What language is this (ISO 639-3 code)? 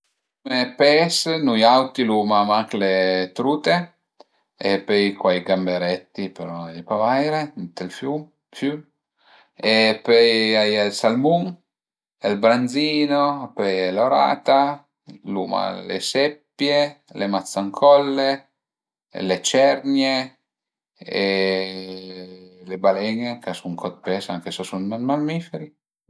pms